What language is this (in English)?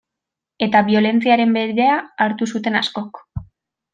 Basque